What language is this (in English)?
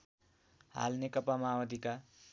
Nepali